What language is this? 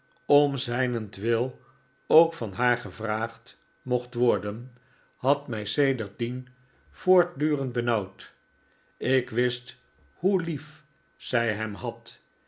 Dutch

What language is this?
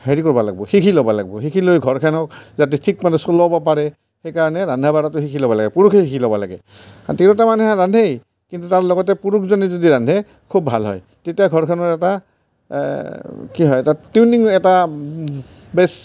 Assamese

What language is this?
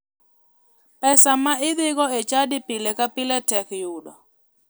Luo (Kenya and Tanzania)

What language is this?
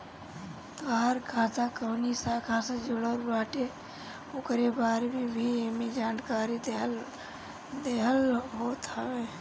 Bhojpuri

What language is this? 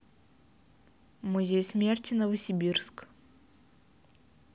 Russian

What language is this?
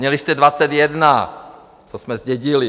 Czech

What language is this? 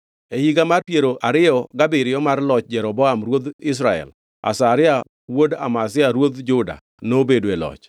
Luo (Kenya and Tanzania)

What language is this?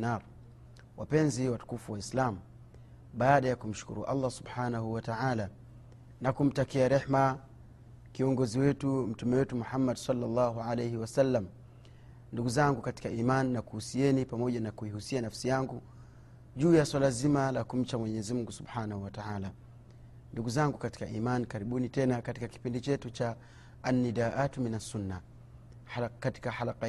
Swahili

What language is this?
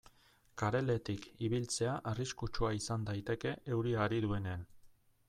Basque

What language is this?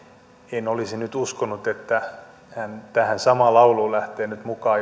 Finnish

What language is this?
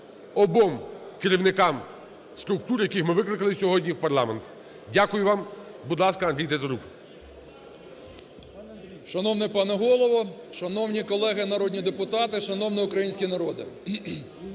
Ukrainian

